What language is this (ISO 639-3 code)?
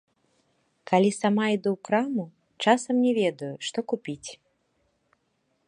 bel